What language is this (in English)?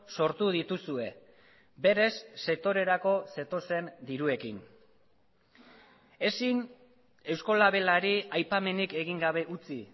Basque